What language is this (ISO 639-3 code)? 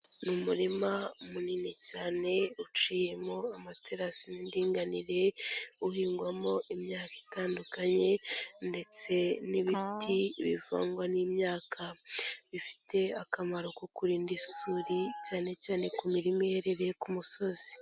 kin